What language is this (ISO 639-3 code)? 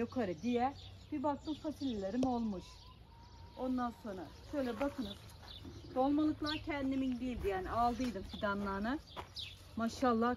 tur